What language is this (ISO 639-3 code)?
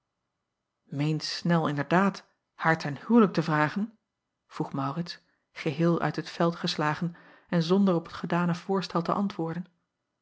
nld